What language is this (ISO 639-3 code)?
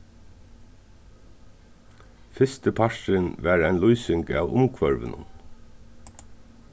fao